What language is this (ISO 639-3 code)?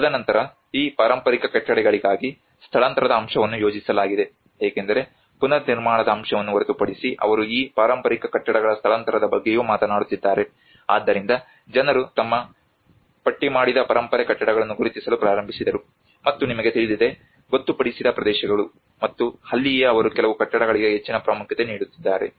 kan